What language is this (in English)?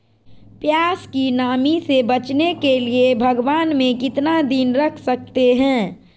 Magahi